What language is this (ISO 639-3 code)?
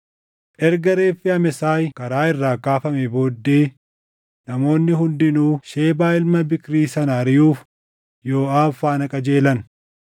orm